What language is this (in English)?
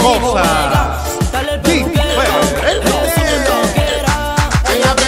Arabic